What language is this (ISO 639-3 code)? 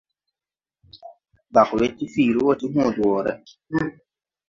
tui